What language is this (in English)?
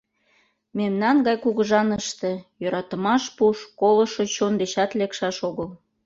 Mari